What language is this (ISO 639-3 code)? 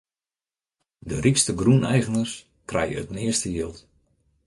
fry